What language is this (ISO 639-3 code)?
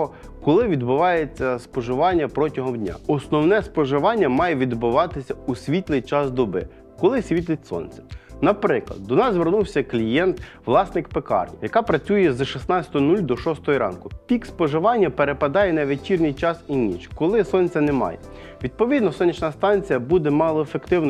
ukr